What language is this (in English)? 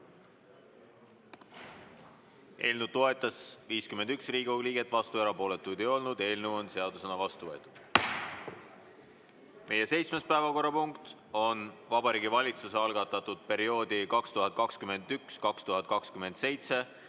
Estonian